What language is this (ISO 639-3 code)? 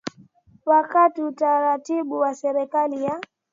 swa